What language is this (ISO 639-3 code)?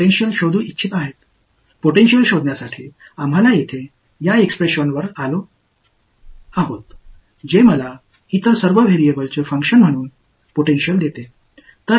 tam